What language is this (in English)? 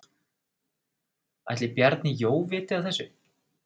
Icelandic